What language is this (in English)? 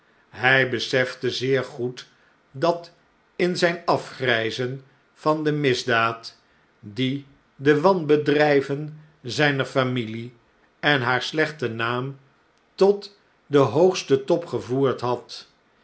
Dutch